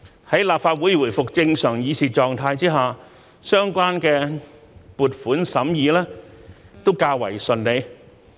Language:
Cantonese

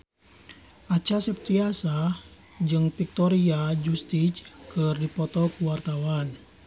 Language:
Sundanese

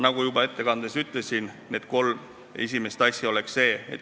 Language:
Estonian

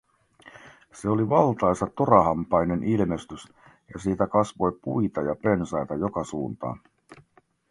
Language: Finnish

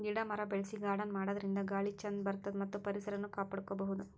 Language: Kannada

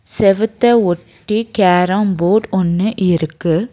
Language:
Tamil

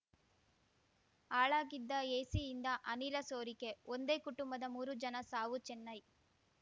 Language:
Kannada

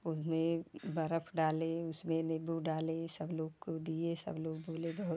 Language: Hindi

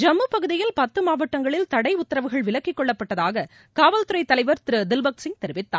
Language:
Tamil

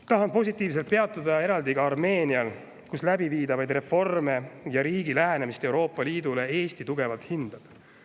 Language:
Estonian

